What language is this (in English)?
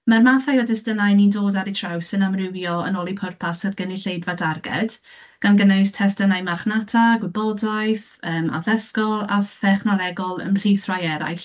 Welsh